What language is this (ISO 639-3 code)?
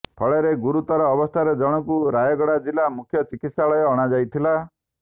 ori